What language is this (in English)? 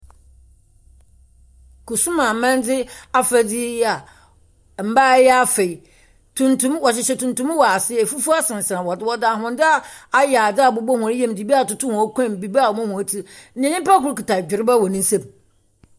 Akan